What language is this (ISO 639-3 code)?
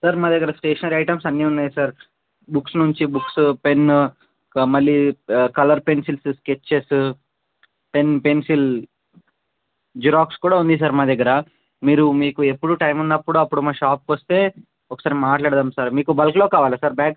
tel